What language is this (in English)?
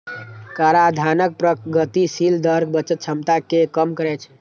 Maithili